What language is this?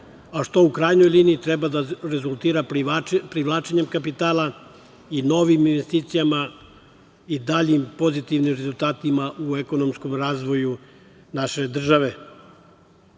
Serbian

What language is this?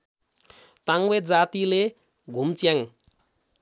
Nepali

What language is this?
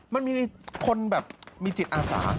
Thai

